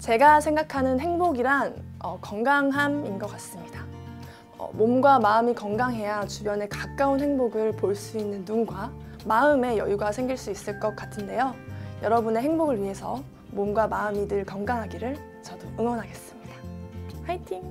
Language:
Korean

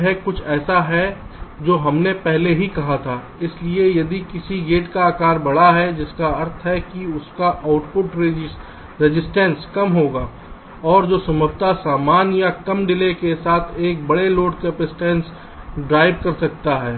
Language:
Hindi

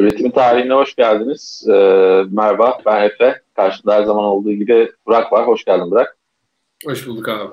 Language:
Turkish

